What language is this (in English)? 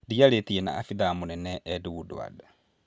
Kikuyu